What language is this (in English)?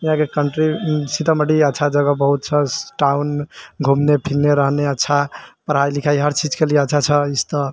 Maithili